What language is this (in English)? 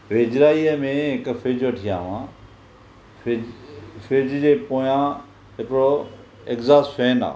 Sindhi